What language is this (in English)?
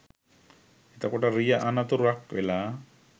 Sinhala